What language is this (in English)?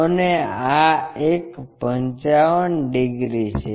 Gujarati